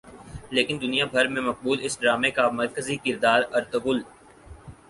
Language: Urdu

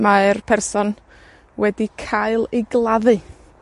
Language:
Welsh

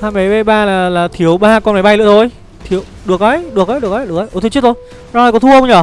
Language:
Vietnamese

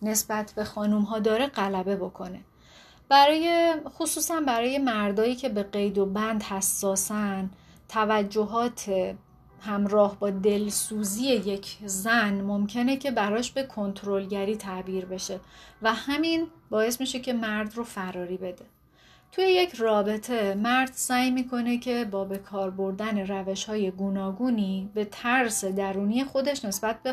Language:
Persian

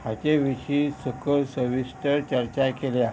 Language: Konkani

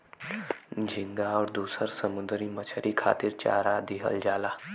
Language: Bhojpuri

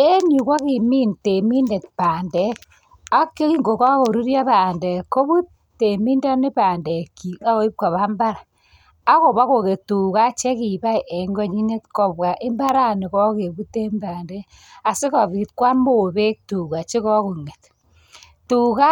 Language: Kalenjin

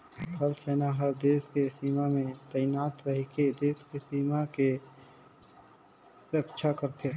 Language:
Chhattisgarhi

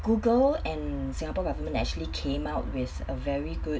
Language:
English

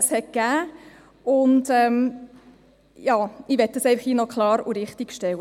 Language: Swiss German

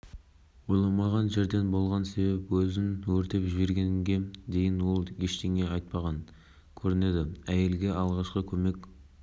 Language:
Kazakh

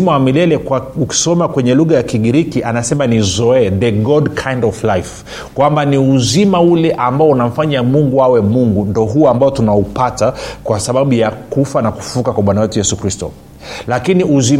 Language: Swahili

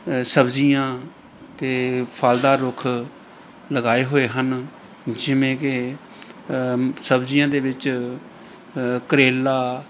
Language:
Punjabi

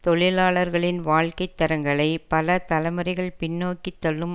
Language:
Tamil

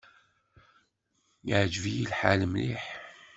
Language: Kabyle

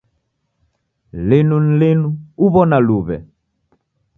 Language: Taita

